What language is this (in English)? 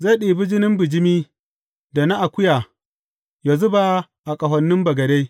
Hausa